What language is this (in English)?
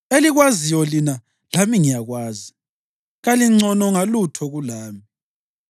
North Ndebele